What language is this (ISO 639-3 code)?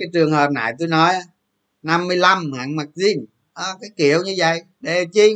vie